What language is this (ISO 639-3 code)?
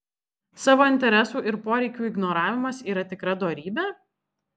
lit